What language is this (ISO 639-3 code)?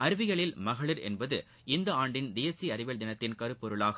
tam